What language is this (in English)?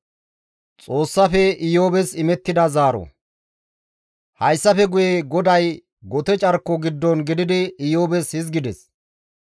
Gamo